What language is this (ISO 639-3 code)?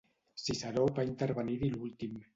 cat